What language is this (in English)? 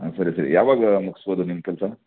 Kannada